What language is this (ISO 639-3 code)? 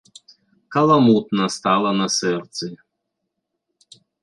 bel